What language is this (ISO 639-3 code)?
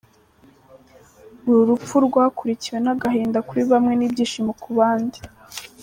kin